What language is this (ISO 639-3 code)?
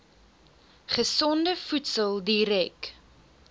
afr